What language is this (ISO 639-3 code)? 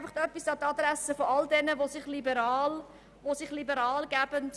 gsw